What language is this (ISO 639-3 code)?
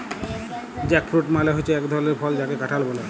ben